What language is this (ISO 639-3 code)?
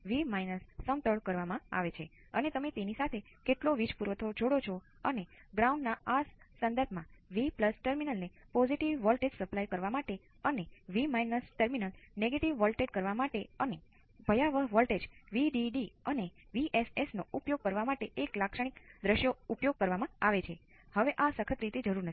guj